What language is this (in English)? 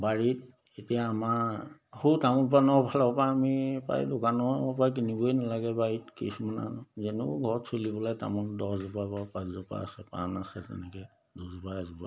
Assamese